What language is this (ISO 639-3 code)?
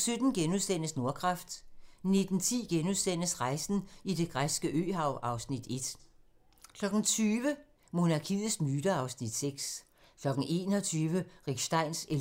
dan